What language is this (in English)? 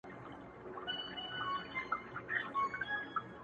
Pashto